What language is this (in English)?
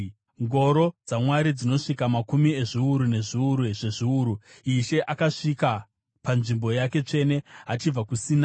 Shona